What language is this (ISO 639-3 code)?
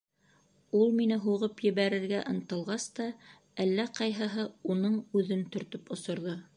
bak